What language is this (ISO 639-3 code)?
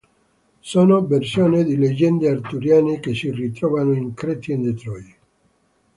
ita